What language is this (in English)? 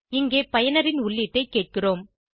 Tamil